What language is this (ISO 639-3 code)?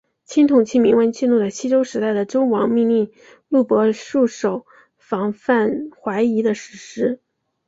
zho